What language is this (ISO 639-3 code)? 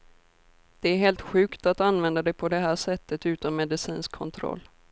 swe